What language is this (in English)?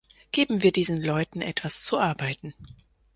German